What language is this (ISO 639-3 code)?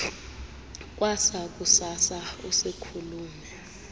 xho